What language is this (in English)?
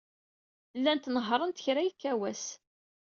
Kabyle